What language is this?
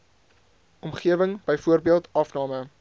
Afrikaans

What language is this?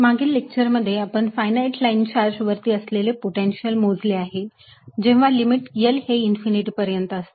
Marathi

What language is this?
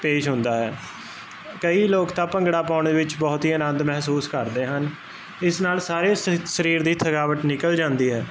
Punjabi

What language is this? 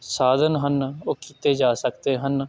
Punjabi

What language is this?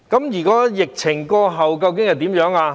Cantonese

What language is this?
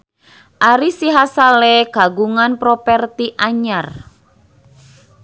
Sundanese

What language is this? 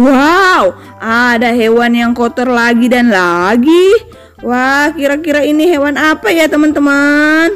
Indonesian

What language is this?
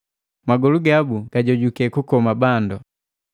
Matengo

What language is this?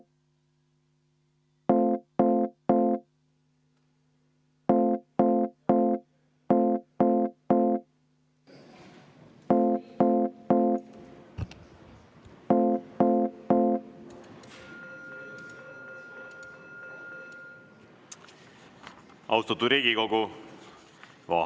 Estonian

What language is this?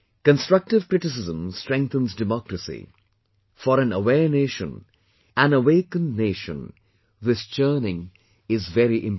English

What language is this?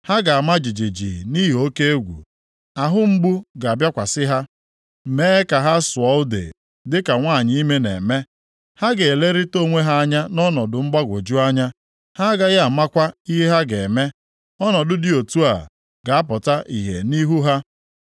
Igbo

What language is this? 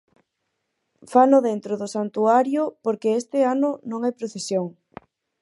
Galician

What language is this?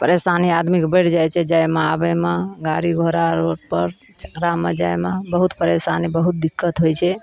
Maithili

